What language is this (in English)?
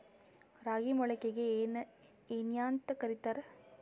Kannada